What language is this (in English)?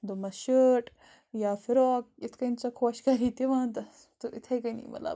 Kashmiri